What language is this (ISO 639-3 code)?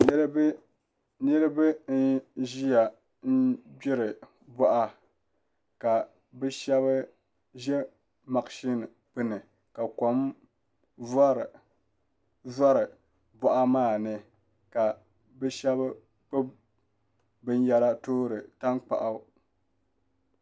dag